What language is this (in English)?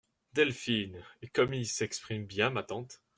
French